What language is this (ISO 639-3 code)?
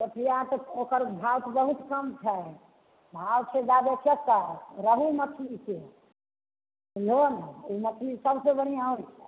mai